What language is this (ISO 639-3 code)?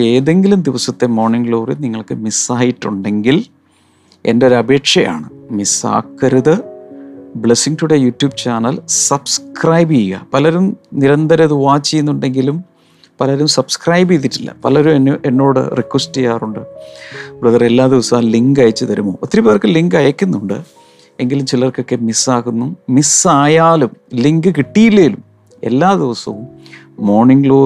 mal